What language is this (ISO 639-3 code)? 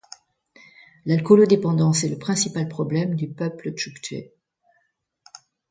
fra